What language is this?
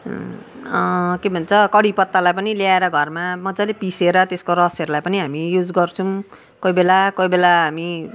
Nepali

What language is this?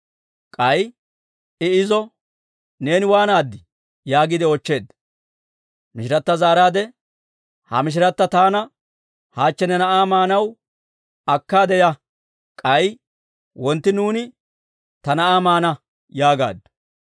Dawro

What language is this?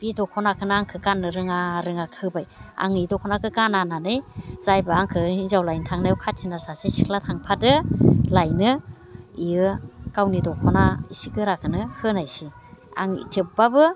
Bodo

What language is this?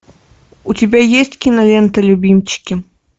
Russian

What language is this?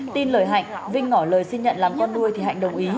Vietnamese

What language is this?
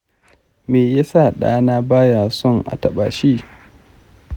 Hausa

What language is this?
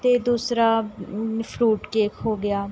Punjabi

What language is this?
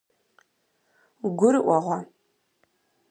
Kabardian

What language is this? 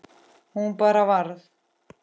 Icelandic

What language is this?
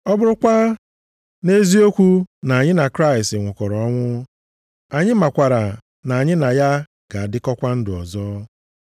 Igbo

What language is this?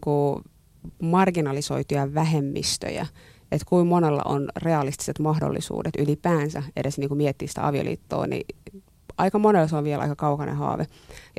Finnish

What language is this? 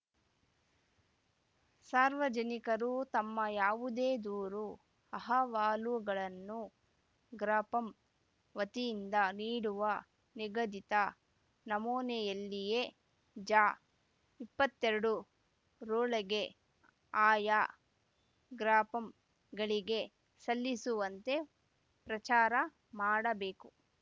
Kannada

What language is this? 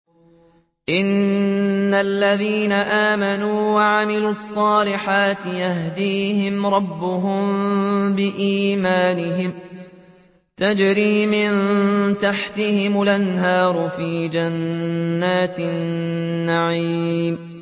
Arabic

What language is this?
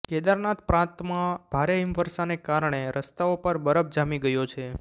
Gujarati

